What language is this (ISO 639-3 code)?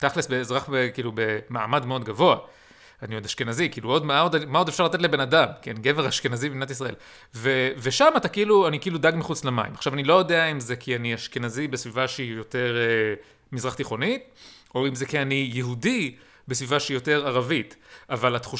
heb